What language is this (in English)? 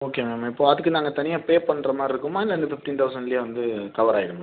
Tamil